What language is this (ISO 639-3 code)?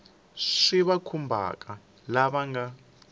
tso